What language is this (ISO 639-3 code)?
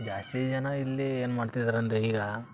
kan